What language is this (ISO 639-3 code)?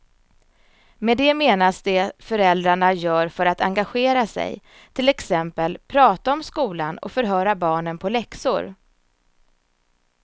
swe